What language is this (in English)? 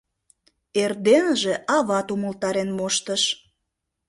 Mari